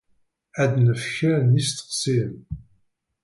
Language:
Kabyle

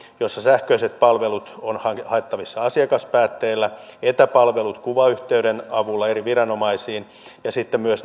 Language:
Finnish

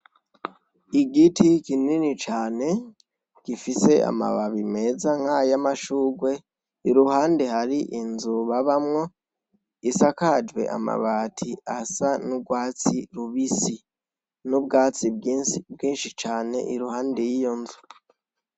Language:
Rundi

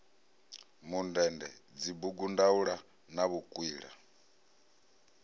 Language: Venda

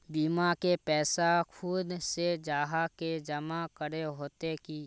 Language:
Magahi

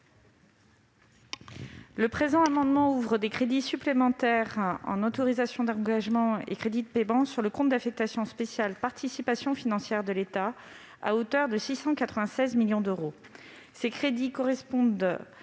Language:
French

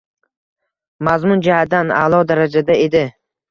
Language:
Uzbek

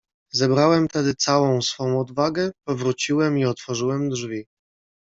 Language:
Polish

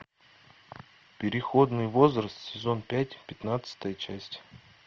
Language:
Russian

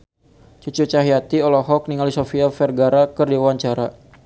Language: Sundanese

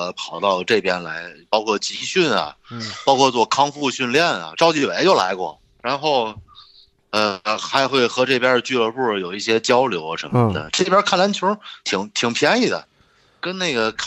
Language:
Chinese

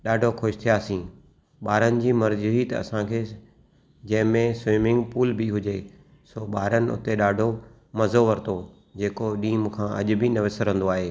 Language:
Sindhi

